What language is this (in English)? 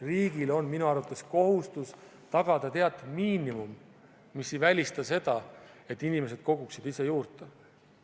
Estonian